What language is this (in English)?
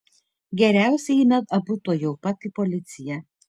Lithuanian